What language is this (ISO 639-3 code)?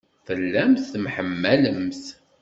kab